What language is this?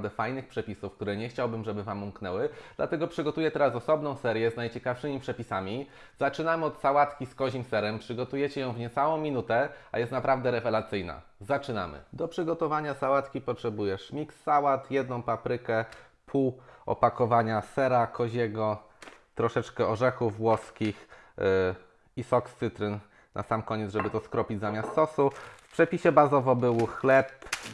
Polish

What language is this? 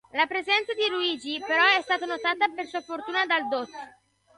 Italian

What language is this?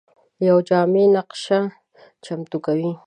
Pashto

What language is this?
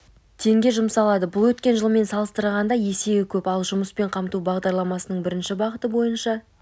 Kazakh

